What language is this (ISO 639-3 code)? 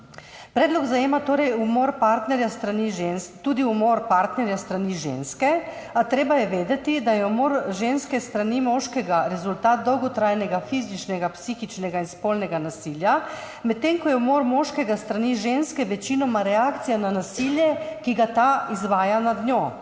slv